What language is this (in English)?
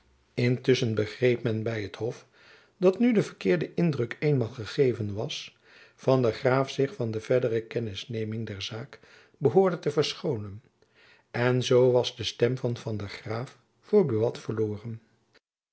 Dutch